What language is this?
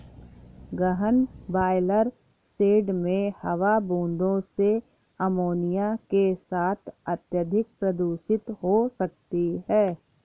Hindi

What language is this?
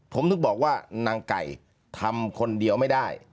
Thai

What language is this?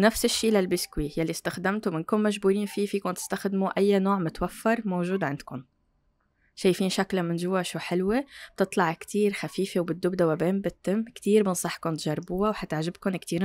Arabic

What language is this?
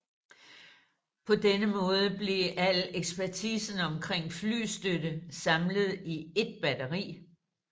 Danish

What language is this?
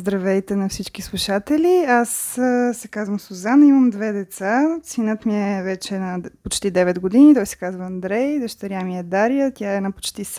Bulgarian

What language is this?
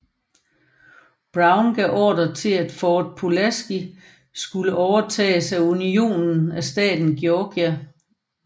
Danish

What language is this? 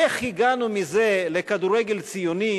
Hebrew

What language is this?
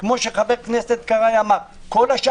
Hebrew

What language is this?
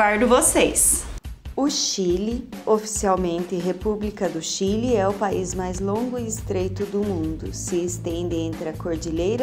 Portuguese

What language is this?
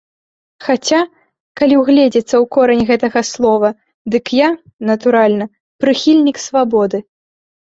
Belarusian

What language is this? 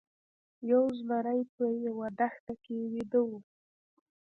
Pashto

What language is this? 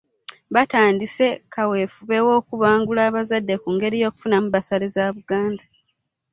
Ganda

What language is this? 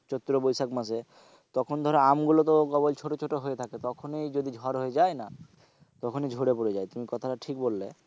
Bangla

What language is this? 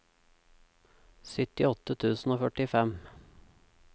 Norwegian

